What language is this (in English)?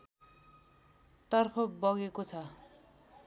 Nepali